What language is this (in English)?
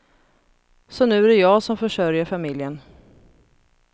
Swedish